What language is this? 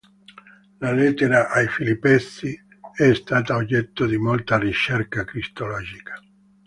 Italian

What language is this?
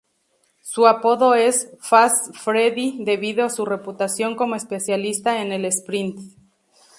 Spanish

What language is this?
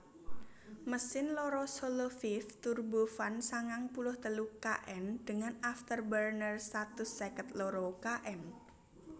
Javanese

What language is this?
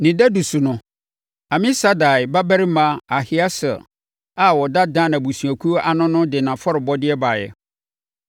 Akan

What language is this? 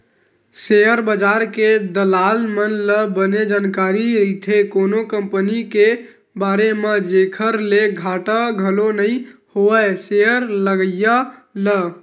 Chhattisgarhi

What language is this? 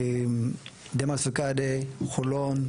Hebrew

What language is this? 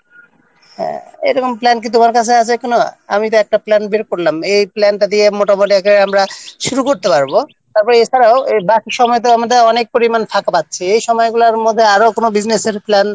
Bangla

